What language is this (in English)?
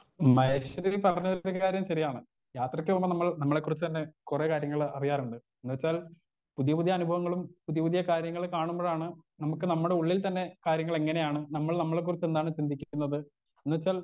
Malayalam